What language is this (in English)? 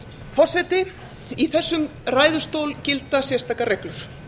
Icelandic